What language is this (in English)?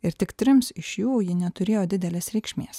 Lithuanian